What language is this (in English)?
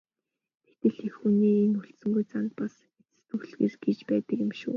Mongolian